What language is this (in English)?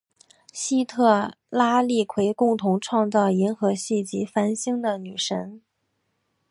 Chinese